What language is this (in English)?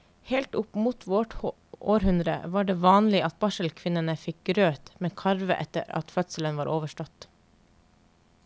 Norwegian